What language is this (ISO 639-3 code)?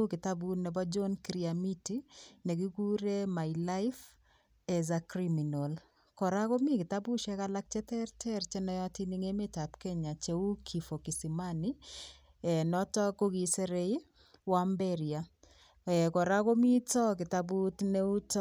kln